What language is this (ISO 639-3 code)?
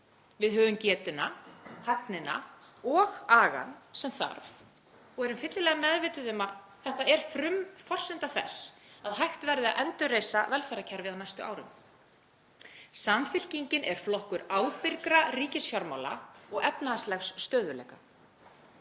isl